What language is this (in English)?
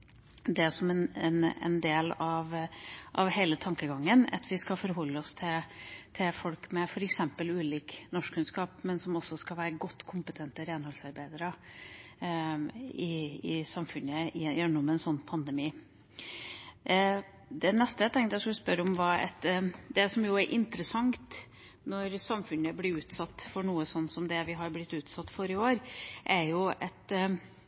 Norwegian Bokmål